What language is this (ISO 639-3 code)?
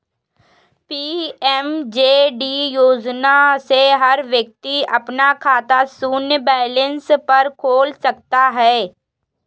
hin